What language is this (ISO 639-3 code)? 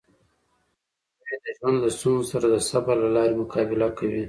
pus